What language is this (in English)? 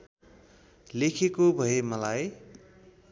Nepali